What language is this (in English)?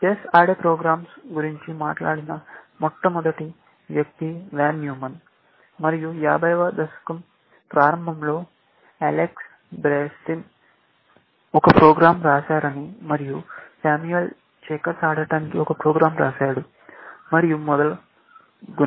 Telugu